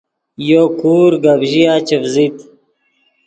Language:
Yidgha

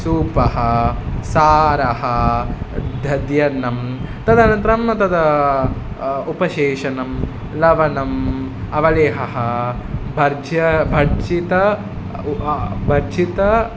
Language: Sanskrit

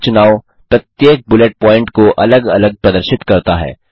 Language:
Hindi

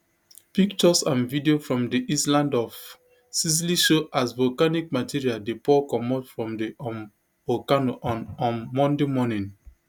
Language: Nigerian Pidgin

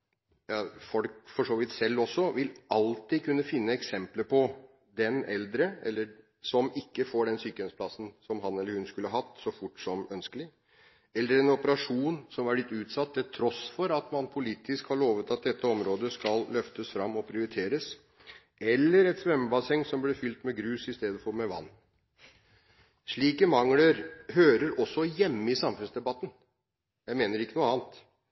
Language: Norwegian Bokmål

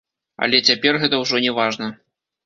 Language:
Belarusian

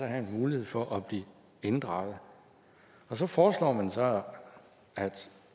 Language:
Danish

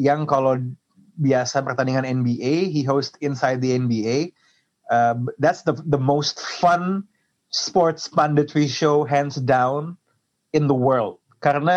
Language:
Indonesian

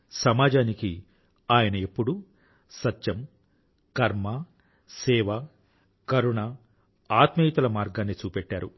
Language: Telugu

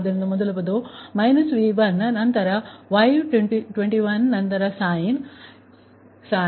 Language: Kannada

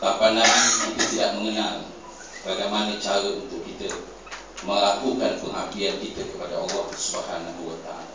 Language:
Malay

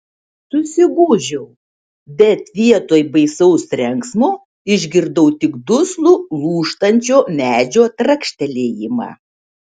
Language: Lithuanian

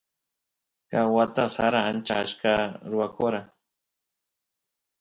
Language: Santiago del Estero Quichua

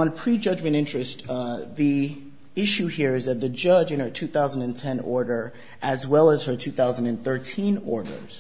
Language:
English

